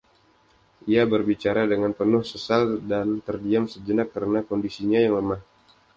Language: Indonesian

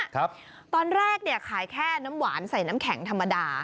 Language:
Thai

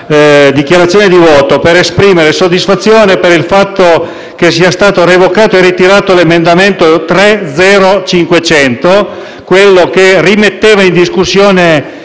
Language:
Italian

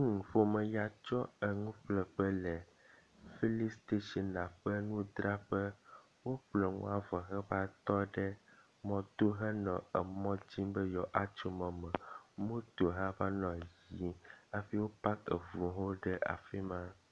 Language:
Ewe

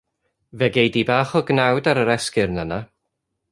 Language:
Welsh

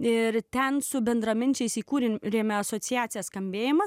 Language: Lithuanian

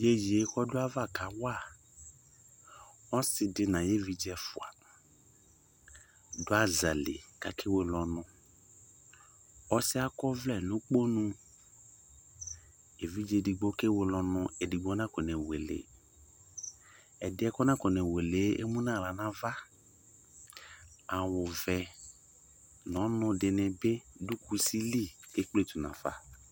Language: Ikposo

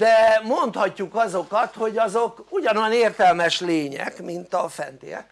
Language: Hungarian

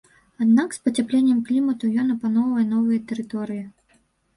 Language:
Belarusian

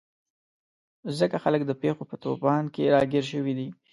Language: Pashto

